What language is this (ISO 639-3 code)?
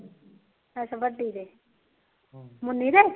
pan